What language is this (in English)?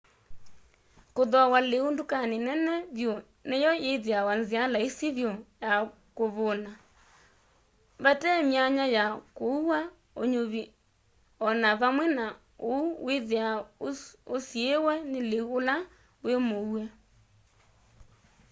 Kamba